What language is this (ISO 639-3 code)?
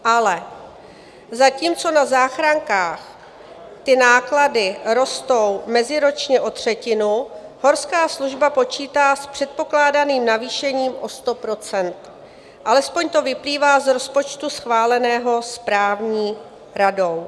ces